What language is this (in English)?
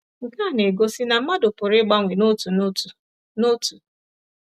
Igbo